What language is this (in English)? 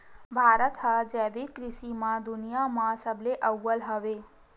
Chhattisgarhi